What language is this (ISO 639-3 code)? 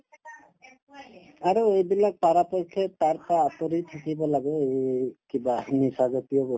asm